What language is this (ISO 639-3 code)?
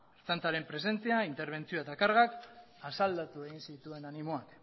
eus